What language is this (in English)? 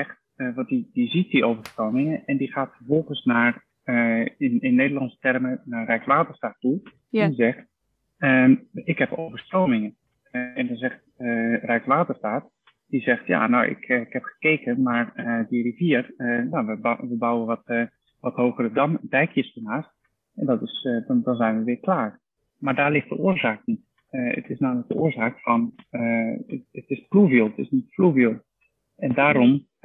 Dutch